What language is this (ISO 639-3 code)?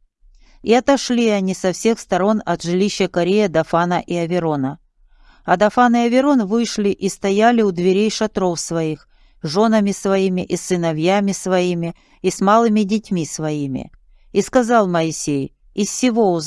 rus